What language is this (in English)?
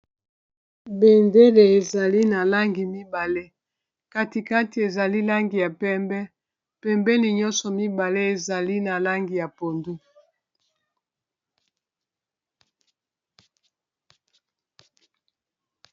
Lingala